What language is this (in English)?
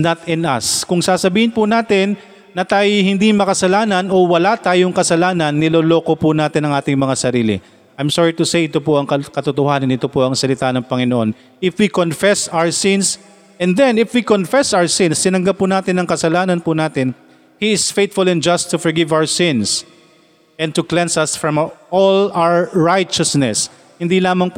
Filipino